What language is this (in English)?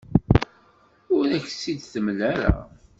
Kabyle